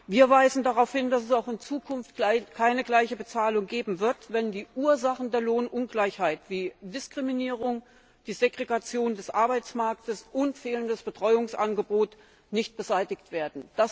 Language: German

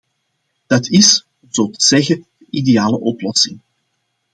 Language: Dutch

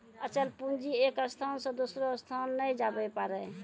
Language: Maithili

